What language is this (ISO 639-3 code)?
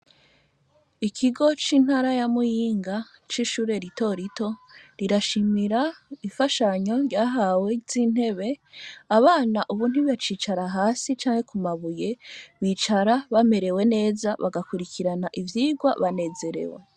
run